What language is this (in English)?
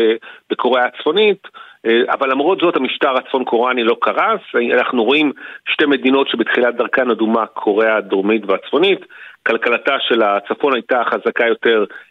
Hebrew